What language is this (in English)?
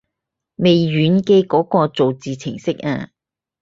Cantonese